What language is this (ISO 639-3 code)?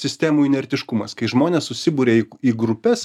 lit